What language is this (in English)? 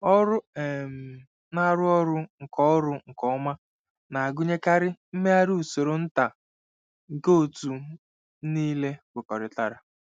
Igbo